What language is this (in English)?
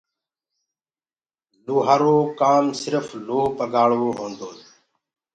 Gurgula